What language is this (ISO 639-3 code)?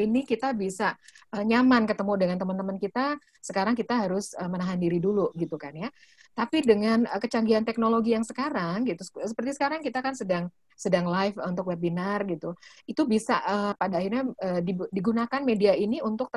ind